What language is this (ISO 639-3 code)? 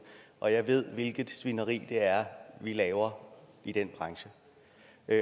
dan